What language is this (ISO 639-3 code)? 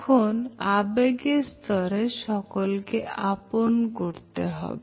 ben